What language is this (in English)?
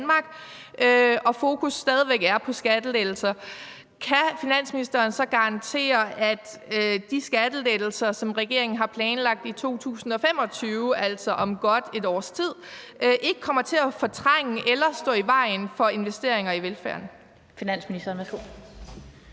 Danish